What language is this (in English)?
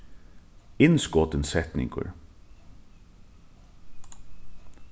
Faroese